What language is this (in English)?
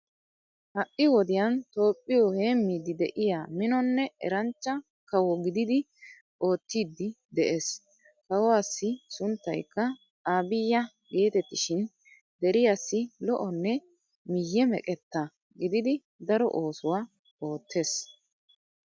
Wolaytta